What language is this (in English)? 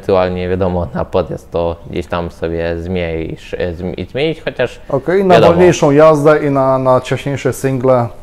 Polish